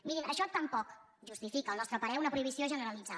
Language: Catalan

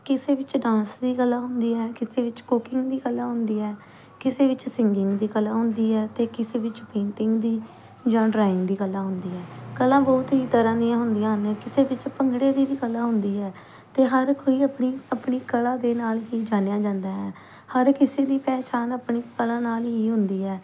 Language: Punjabi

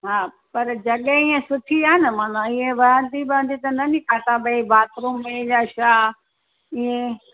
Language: Sindhi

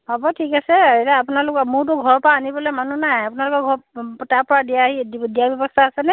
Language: Assamese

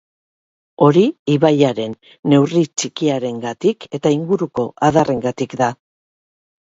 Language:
Basque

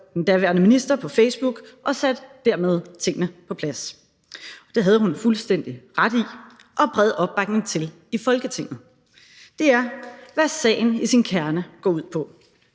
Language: Danish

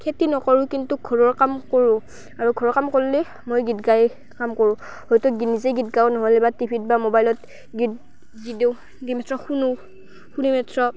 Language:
Assamese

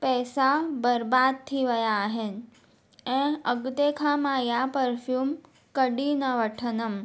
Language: Sindhi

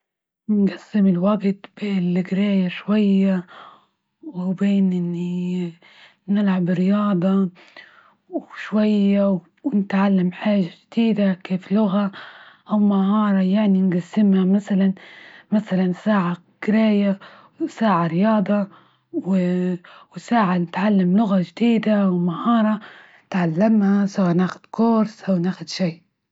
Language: Libyan Arabic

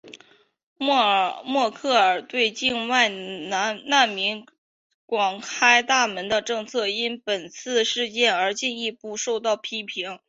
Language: Chinese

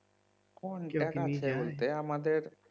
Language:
Bangla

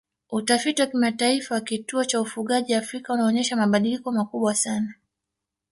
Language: Swahili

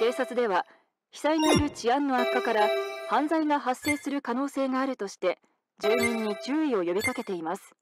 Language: Japanese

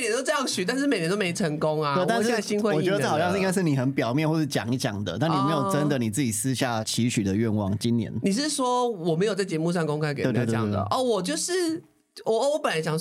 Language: Chinese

